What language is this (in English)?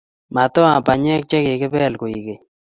Kalenjin